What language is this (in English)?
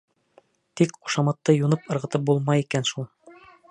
Bashkir